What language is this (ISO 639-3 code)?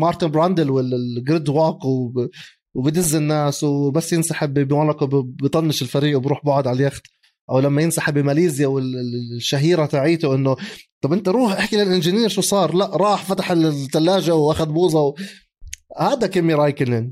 ara